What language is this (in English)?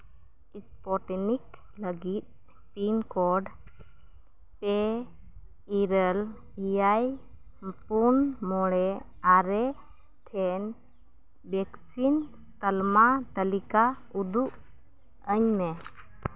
Santali